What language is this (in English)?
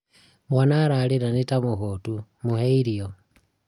Kikuyu